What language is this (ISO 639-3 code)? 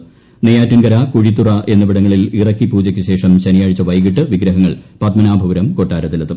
mal